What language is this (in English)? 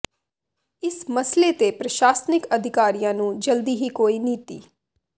Punjabi